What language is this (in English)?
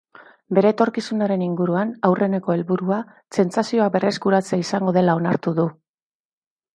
Basque